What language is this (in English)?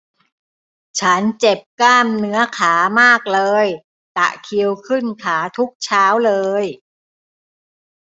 Thai